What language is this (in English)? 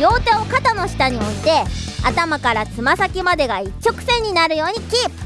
Japanese